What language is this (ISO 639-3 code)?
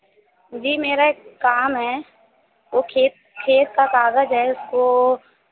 hin